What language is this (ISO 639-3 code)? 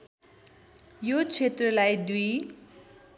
nep